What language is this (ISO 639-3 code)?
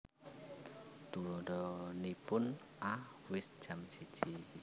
jav